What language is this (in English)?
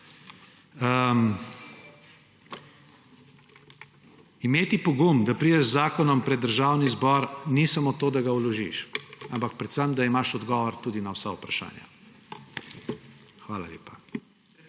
Slovenian